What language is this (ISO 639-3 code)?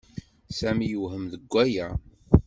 kab